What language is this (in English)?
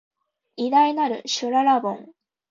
Japanese